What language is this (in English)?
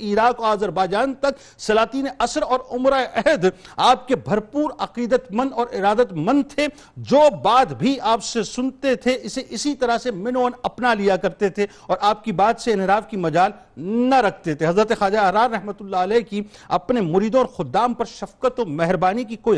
Urdu